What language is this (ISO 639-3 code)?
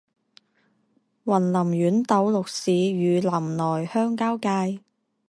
zho